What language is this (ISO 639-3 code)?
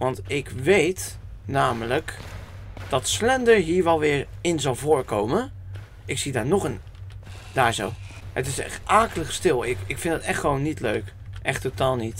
nld